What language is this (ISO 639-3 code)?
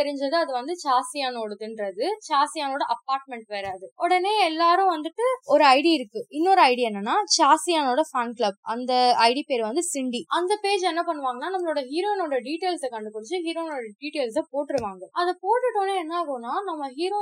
tam